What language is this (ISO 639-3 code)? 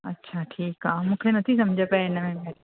snd